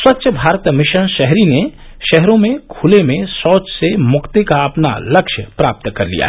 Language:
Hindi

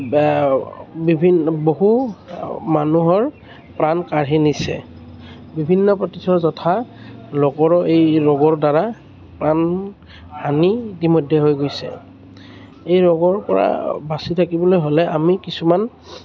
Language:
Assamese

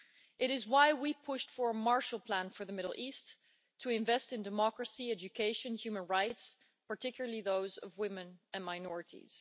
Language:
English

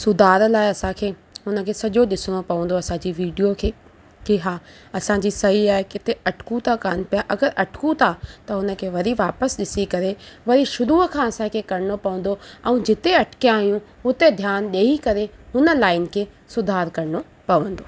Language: Sindhi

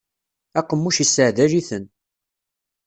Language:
Kabyle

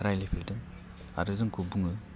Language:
Bodo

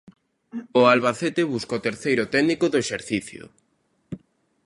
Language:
Galician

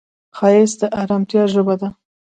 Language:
Pashto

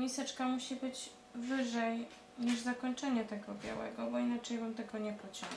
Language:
Polish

